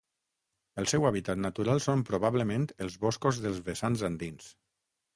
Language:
Catalan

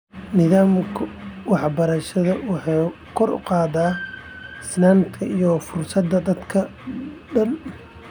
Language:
Somali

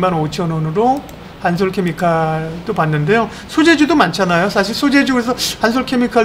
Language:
Korean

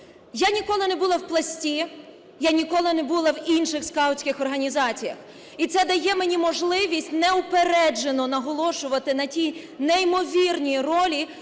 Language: Ukrainian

